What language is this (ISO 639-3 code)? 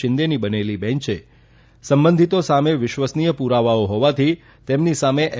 guj